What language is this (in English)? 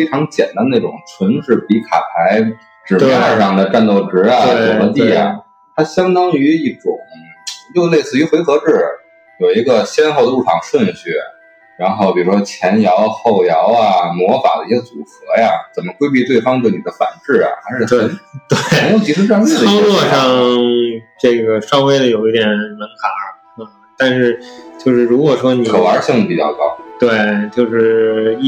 Chinese